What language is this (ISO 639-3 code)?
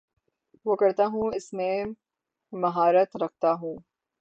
urd